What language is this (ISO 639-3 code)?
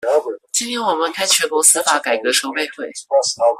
zho